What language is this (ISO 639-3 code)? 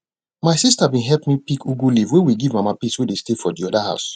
pcm